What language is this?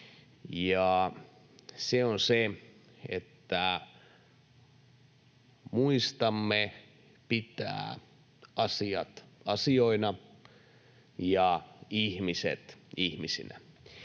Finnish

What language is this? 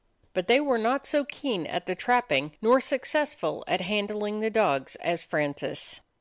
English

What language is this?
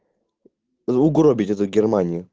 Russian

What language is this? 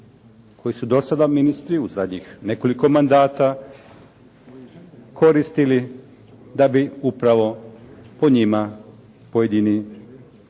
Croatian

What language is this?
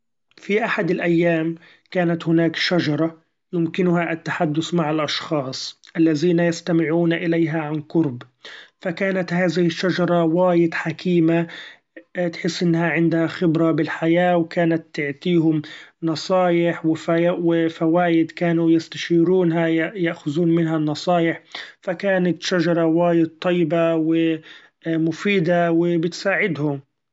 Gulf Arabic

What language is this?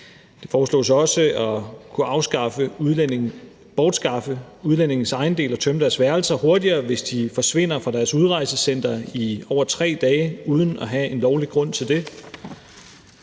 Danish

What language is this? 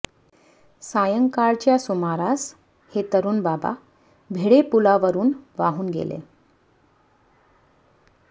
Marathi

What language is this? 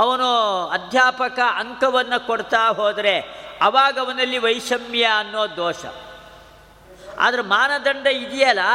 Kannada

